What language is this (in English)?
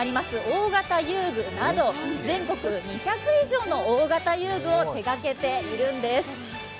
Japanese